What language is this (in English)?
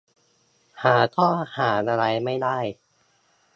Thai